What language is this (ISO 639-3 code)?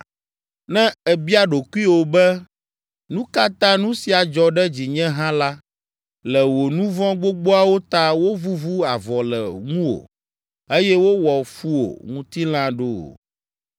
ewe